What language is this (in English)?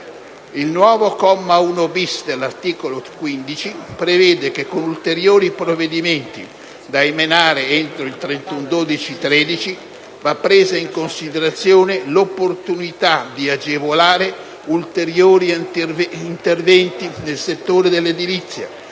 Italian